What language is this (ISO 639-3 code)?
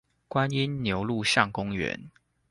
zho